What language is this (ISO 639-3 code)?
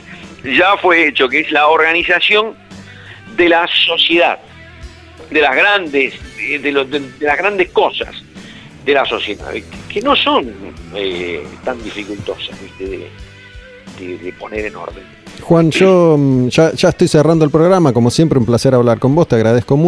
spa